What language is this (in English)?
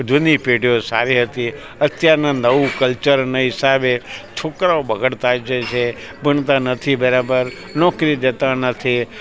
Gujarati